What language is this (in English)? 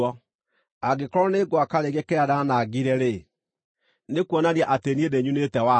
Kikuyu